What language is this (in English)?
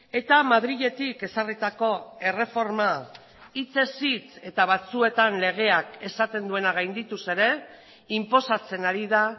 Basque